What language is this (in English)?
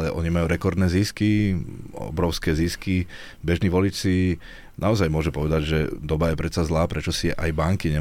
Slovak